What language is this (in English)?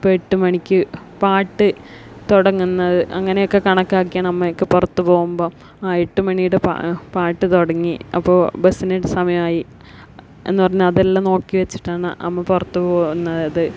Malayalam